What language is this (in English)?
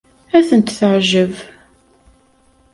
Kabyle